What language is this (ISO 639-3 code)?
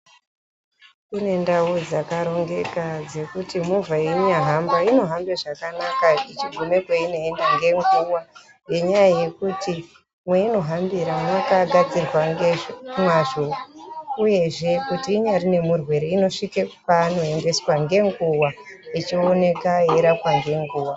ndc